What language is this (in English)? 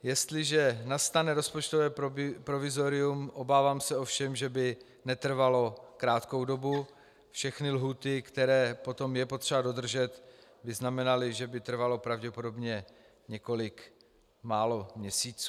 Czech